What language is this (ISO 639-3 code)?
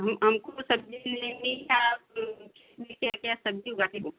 hin